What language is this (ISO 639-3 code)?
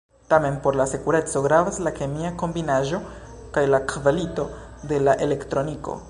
epo